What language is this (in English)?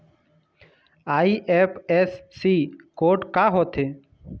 Chhattisgarhi